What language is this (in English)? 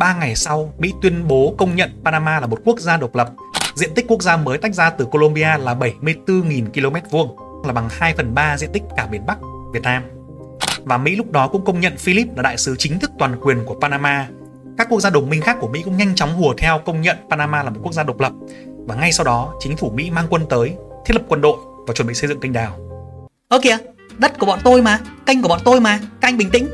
Vietnamese